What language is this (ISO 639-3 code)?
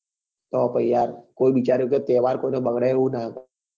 guj